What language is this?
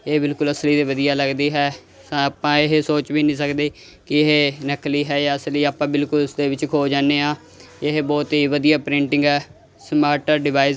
Punjabi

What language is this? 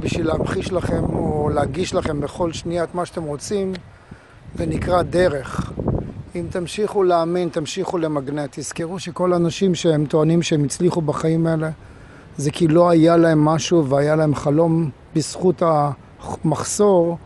Hebrew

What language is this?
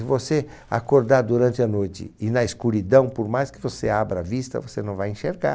Portuguese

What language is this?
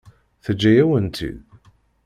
Kabyle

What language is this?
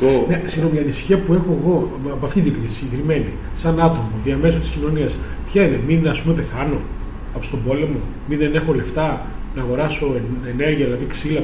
Greek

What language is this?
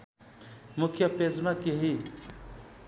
Nepali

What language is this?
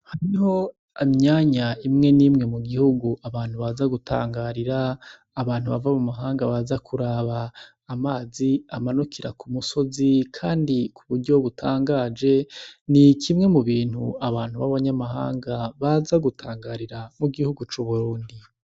Rundi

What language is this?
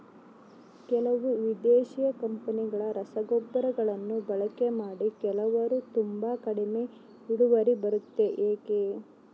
Kannada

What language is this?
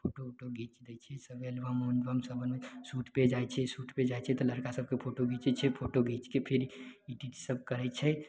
Maithili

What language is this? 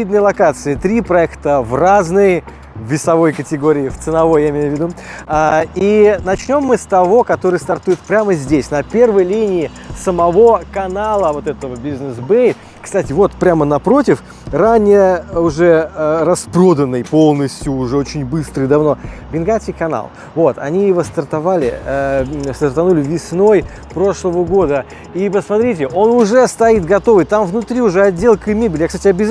Russian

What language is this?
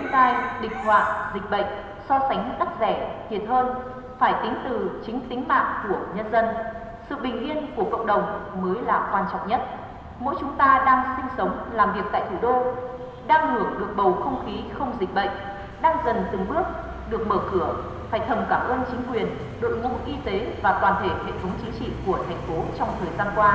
Vietnamese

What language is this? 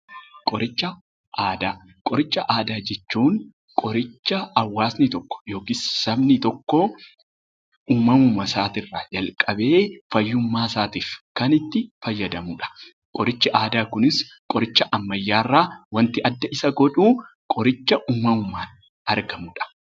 Oromo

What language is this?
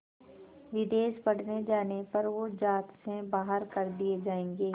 Hindi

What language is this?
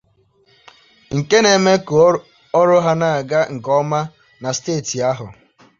Igbo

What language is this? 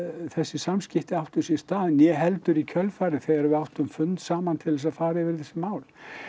Icelandic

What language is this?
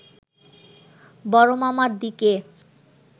Bangla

